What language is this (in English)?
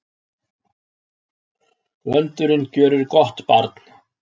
Icelandic